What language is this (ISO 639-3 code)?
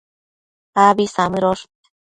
mcf